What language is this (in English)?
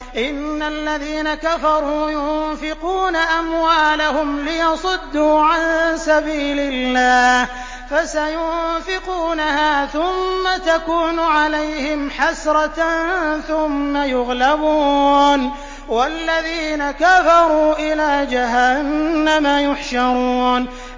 Arabic